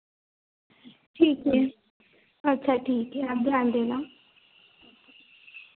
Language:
Hindi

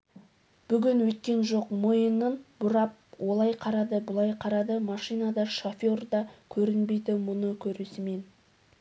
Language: Kazakh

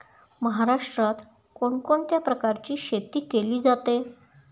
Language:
Marathi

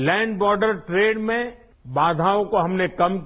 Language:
Hindi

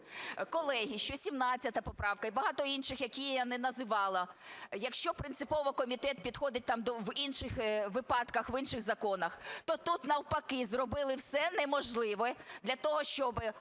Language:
Ukrainian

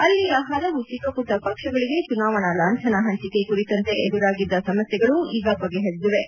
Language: Kannada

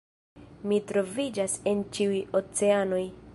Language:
Esperanto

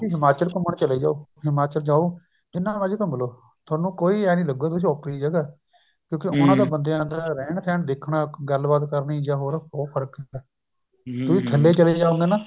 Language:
Punjabi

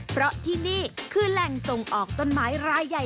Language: Thai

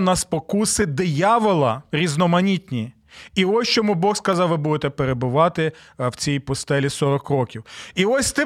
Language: Ukrainian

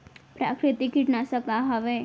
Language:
Chhattisgarhi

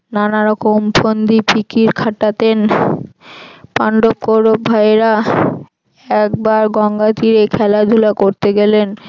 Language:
Bangla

